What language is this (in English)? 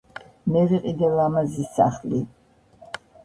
Georgian